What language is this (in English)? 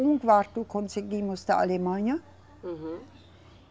Portuguese